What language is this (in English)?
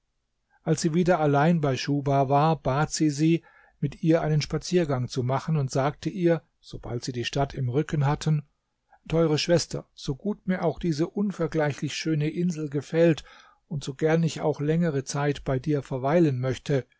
German